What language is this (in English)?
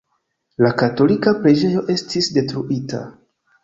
Esperanto